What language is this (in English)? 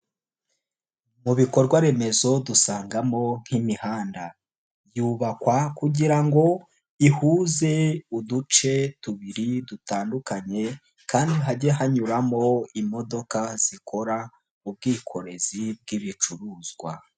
Kinyarwanda